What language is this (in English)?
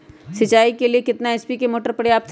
Magahi